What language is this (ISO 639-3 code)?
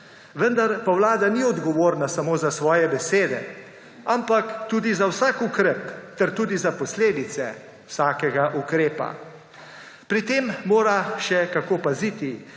slv